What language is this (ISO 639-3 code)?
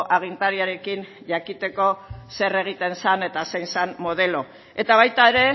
eus